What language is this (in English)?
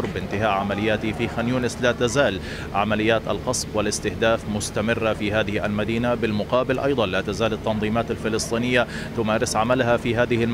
Arabic